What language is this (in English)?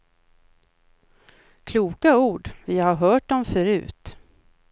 Swedish